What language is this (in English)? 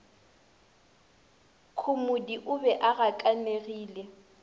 Northern Sotho